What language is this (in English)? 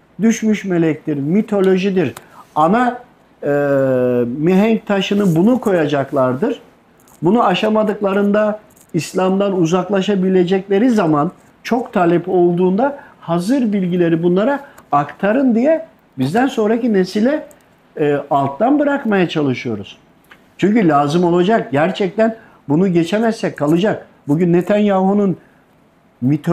Turkish